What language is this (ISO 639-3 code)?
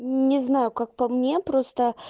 rus